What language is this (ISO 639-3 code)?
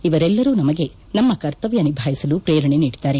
kan